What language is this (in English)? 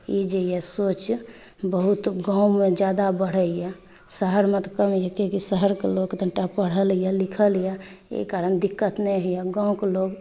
Maithili